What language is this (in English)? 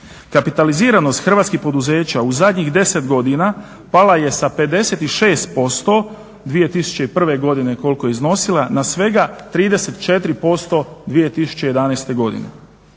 Croatian